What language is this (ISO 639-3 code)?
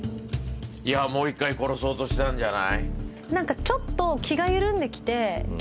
jpn